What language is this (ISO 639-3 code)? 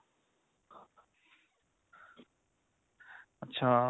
pan